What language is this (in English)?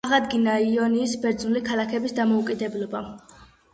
Georgian